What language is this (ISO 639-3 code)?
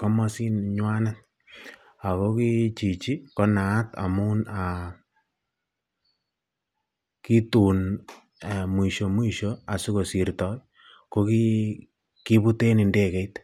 kln